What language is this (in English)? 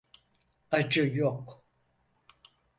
Turkish